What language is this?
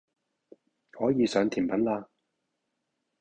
Cantonese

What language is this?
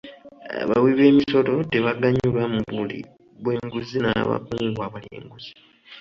Ganda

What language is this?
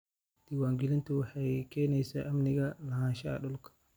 Somali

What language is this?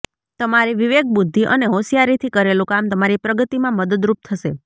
Gujarati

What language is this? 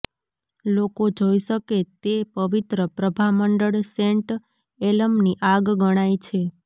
Gujarati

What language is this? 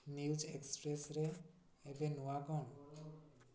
Odia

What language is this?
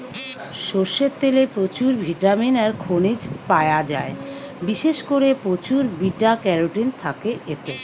Bangla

